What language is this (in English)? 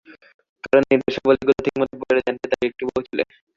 Bangla